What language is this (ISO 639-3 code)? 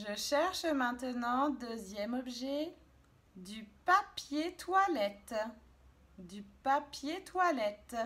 fra